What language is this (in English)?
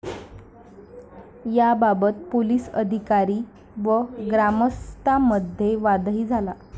Marathi